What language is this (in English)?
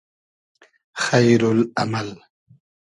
Hazaragi